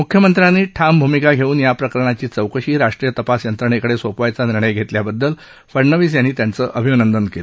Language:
Marathi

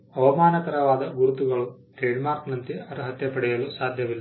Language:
Kannada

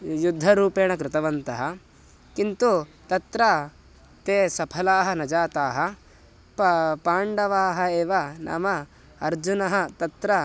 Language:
Sanskrit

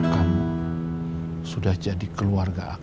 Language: Indonesian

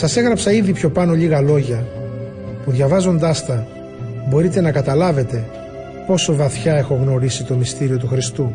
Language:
Greek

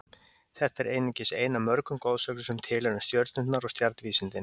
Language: Icelandic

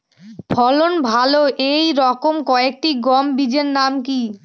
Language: Bangla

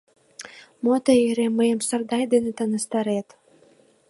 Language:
Mari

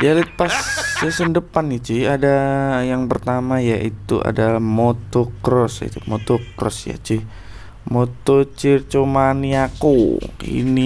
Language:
Indonesian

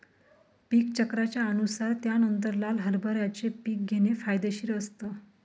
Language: Marathi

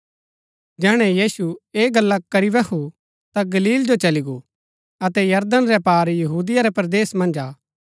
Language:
Gaddi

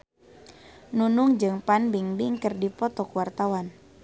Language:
Sundanese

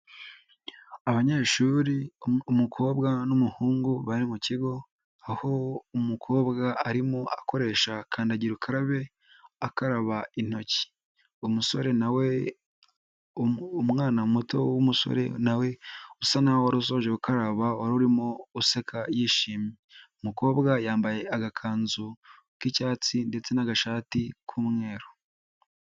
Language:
Kinyarwanda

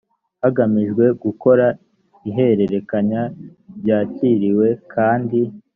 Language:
Kinyarwanda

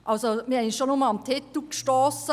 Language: Swiss German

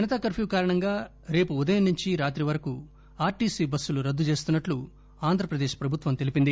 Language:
Telugu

